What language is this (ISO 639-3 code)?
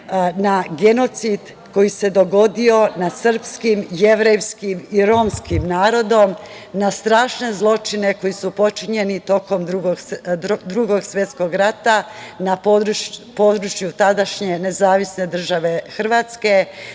srp